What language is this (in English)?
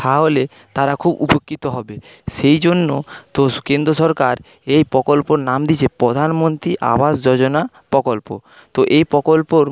Bangla